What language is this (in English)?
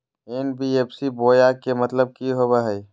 Magahi